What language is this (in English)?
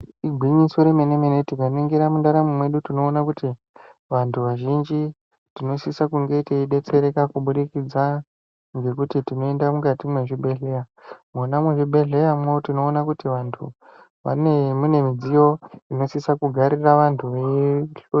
Ndau